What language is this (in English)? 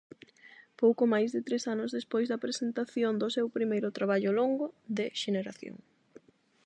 Galician